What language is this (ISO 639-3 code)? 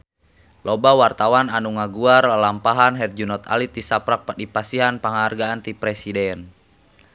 sun